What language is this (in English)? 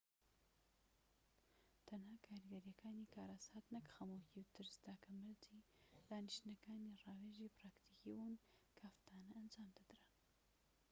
Central Kurdish